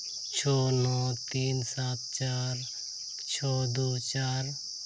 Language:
Santali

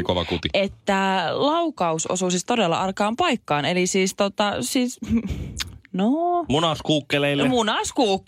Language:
Finnish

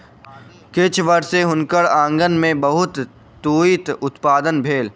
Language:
Maithili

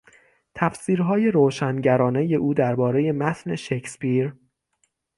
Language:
Persian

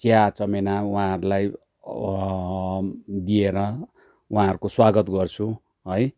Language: Nepali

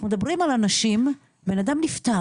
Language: Hebrew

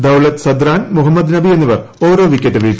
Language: Malayalam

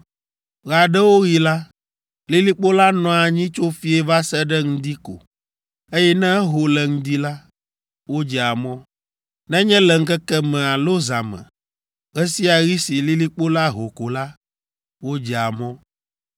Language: Ewe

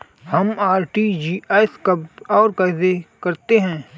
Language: Hindi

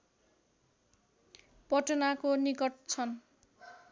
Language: Nepali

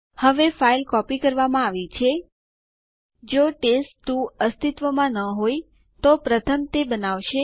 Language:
Gujarati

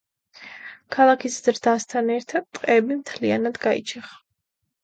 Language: Georgian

